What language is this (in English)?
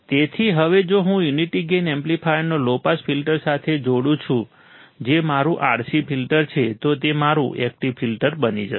Gujarati